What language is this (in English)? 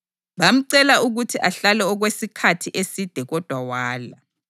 North Ndebele